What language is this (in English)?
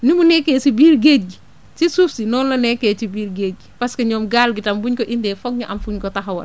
Wolof